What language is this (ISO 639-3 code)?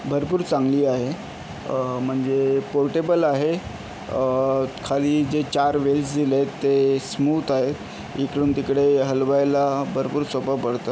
mar